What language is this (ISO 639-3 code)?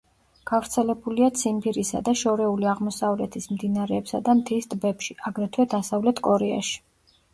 kat